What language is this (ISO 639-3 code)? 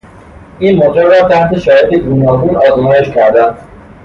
fas